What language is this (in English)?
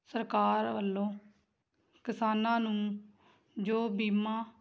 Punjabi